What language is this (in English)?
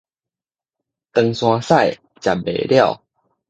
Min Nan Chinese